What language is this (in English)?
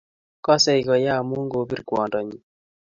Kalenjin